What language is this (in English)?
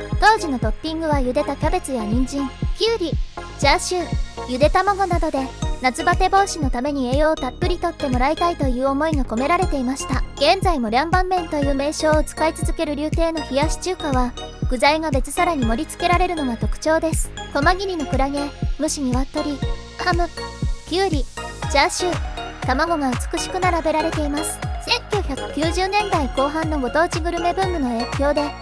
Japanese